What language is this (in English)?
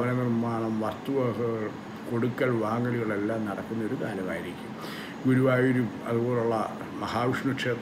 Hindi